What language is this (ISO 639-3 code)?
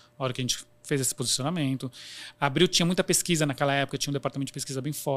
por